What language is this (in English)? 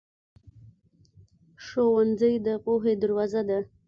Pashto